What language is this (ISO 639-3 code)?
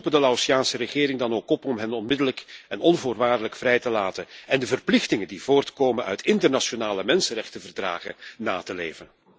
nld